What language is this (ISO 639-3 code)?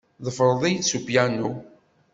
kab